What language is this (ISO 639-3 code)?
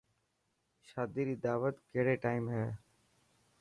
mki